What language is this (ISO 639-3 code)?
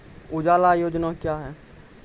mai